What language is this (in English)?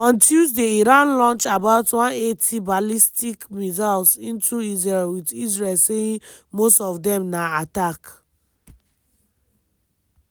Nigerian Pidgin